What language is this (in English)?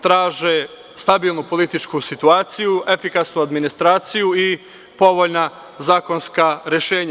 Serbian